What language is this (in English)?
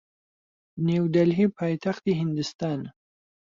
Central Kurdish